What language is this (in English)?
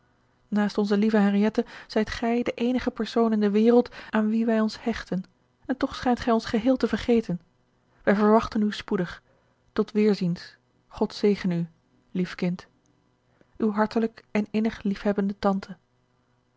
Dutch